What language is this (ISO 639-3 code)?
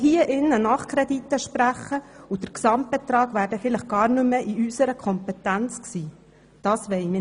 gsw